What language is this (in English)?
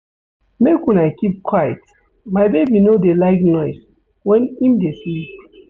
Nigerian Pidgin